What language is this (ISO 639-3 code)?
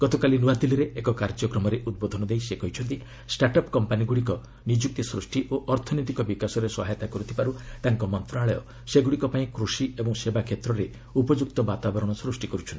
ori